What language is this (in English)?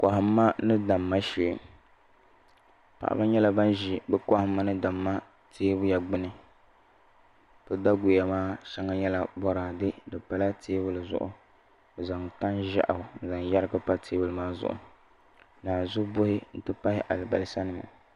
Dagbani